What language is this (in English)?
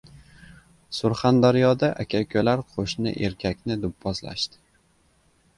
Uzbek